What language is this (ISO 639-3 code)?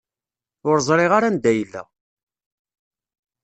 kab